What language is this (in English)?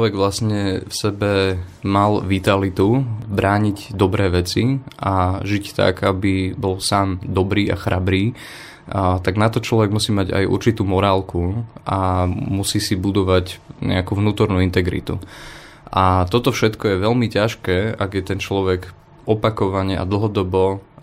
Slovak